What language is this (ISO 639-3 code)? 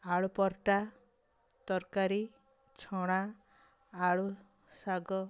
ori